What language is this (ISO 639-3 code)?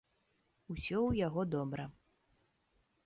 bel